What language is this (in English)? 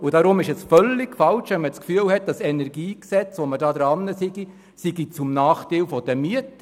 Swiss German